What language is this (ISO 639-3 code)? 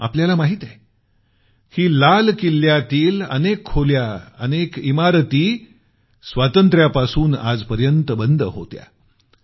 mar